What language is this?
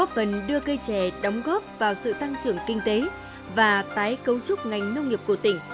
Vietnamese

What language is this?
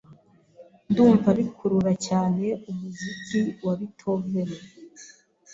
Kinyarwanda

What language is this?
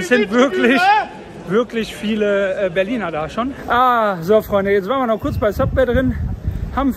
German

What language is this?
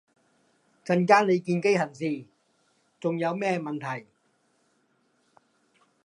Cantonese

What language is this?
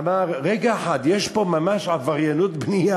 Hebrew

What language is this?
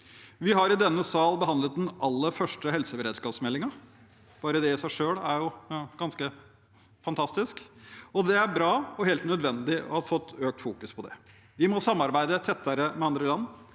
Norwegian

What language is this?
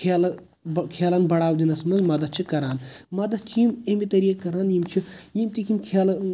Kashmiri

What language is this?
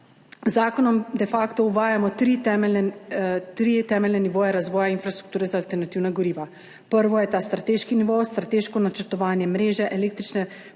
Slovenian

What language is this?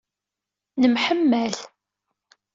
Kabyle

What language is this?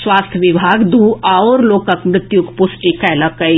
Maithili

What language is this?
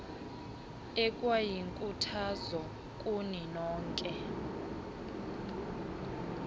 Xhosa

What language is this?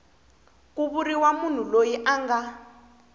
Tsonga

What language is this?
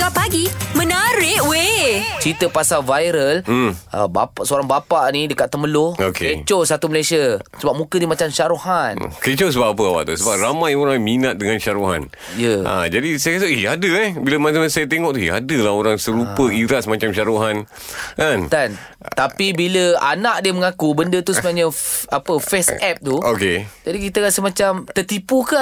Malay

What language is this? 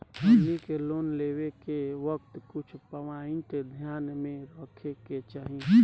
Bhojpuri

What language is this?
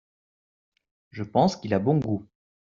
French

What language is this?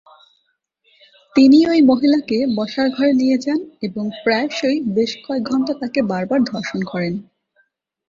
Bangla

